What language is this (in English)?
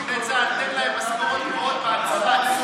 Hebrew